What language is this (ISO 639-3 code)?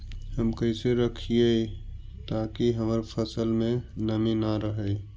mag